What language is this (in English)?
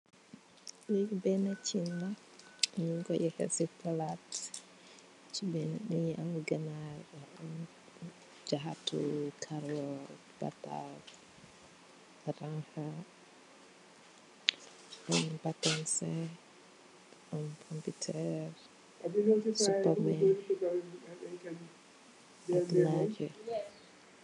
Wolof